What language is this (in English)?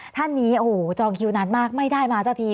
Thai